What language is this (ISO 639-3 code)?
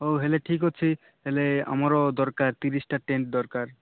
ori